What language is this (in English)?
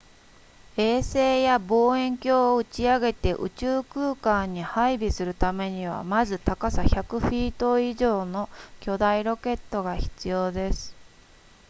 Japanese